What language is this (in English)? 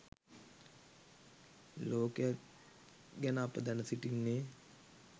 Sinhala